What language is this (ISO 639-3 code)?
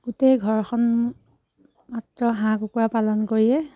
asm